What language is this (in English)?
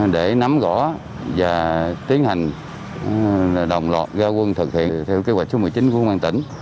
Vietnamese